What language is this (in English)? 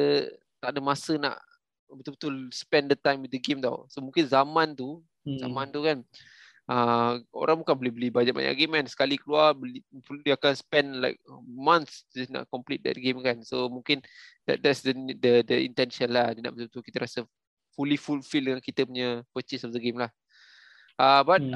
Malay